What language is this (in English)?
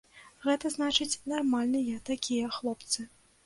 Belarusian